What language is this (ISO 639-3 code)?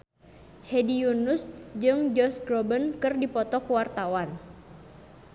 sun